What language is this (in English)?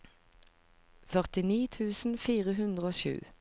Norwegian